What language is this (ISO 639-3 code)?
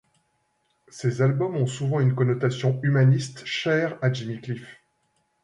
fra